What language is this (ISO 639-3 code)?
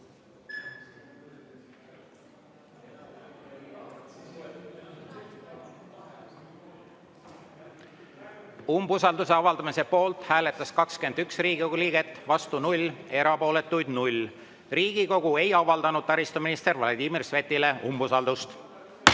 est